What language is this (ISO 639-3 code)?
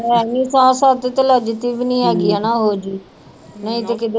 pan